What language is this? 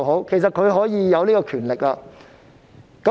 Cantonese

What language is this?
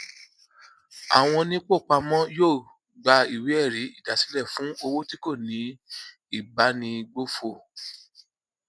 Yoruba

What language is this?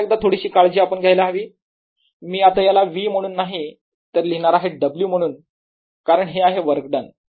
Marathi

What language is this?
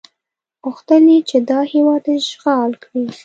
Pashto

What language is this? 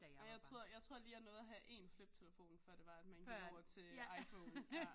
Danish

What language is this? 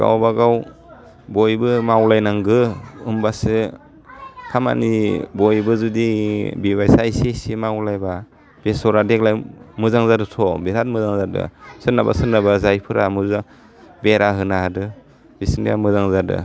Bodo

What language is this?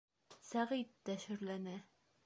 Bashkir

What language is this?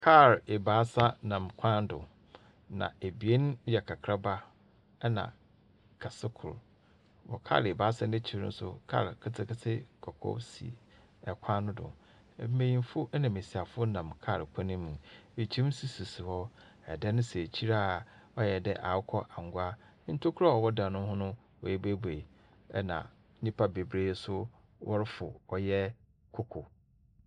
Akan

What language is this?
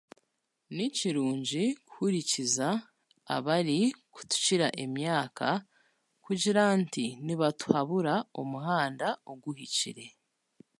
Chiga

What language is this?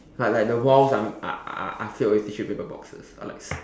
English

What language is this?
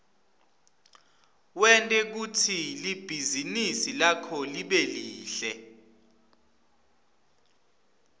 Swati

